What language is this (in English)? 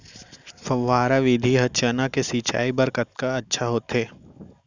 Chhattisgarhi